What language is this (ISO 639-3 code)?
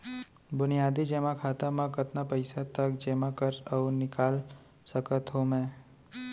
hne